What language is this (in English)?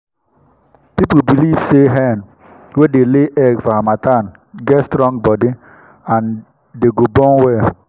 Nigerian Pidgin